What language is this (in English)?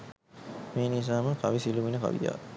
Sinhala